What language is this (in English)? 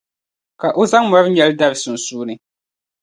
Dagbani